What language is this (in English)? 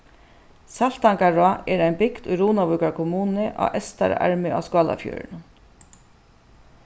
Faroese